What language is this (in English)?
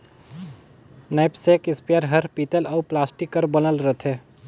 Chhattisgarhi